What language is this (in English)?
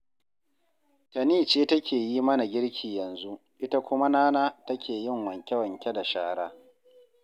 Hausa